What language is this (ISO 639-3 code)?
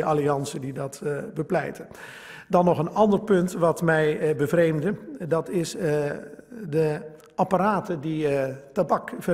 nld